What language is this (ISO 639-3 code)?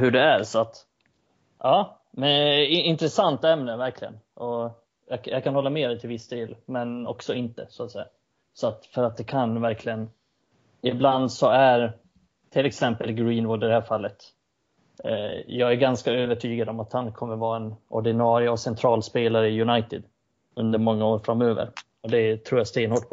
swe